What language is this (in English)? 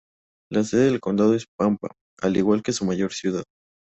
Spanish